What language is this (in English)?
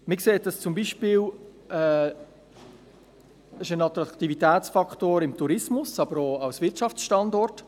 Swiss German